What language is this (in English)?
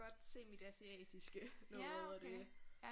Danish